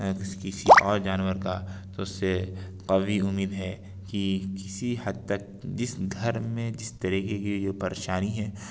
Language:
Urdu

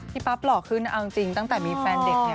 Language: Thai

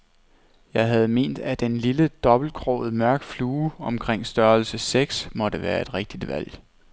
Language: Danish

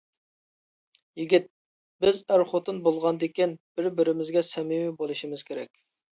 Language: Uyghur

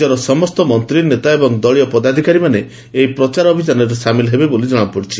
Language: Odia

